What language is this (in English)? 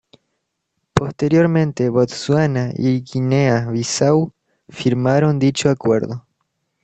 Spanish